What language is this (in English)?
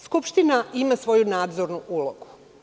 Serbian